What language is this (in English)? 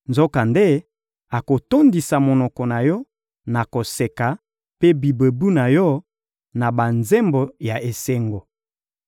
Lingala